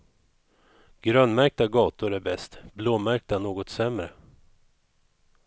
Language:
Swedish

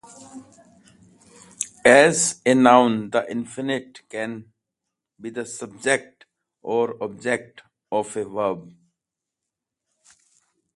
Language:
English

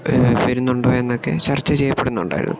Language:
Malayalam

